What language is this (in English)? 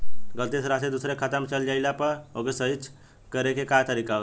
Bhojpuri